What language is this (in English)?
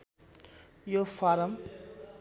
Nepali